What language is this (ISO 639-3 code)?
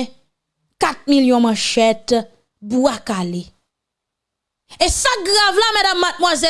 fra